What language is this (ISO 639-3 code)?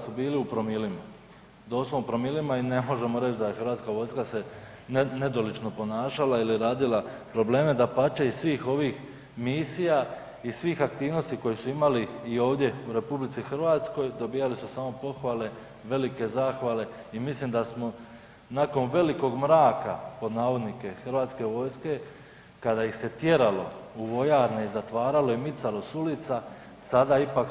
hrv